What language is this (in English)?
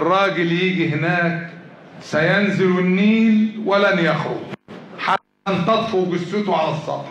Arabic